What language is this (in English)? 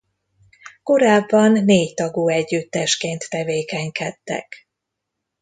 Hungarian